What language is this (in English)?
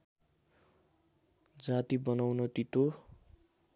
Nepali